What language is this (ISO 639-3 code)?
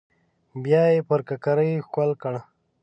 pus